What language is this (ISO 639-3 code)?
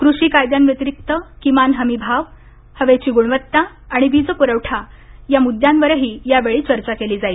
mar